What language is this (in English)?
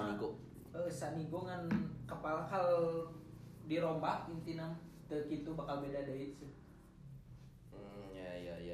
Indonesian